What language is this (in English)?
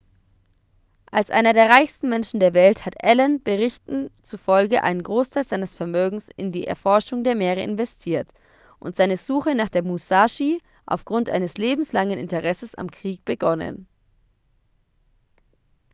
German